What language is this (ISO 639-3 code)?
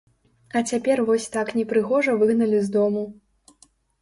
bel